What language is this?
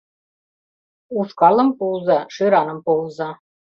Mari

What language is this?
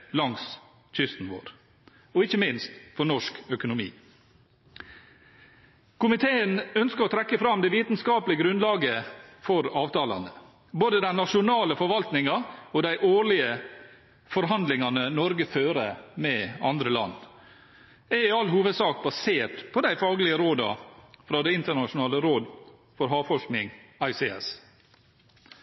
Norwegian Bokmål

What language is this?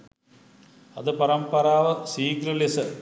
Sinhala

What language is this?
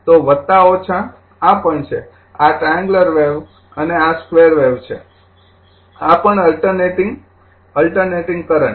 Gujarati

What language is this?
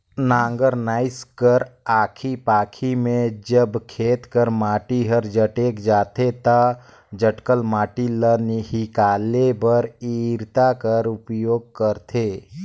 Chhattisgarhi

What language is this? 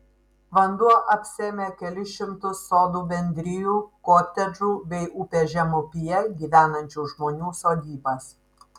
Lithuanian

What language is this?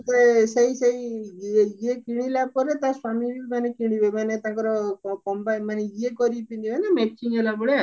Odia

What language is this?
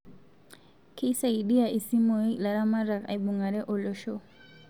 Masai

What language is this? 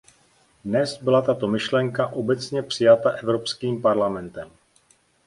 Czech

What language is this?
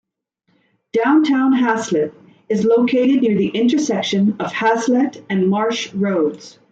English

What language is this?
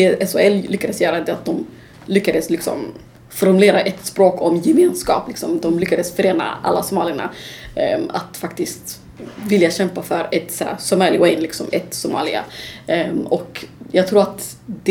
Swedish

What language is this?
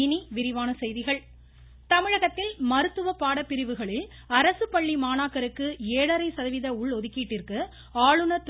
Tamil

